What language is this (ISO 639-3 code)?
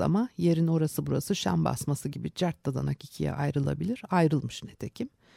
tur